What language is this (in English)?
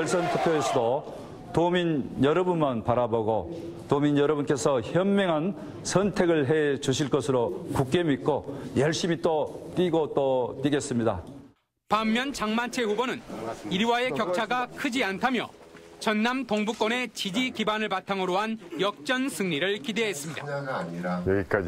Korean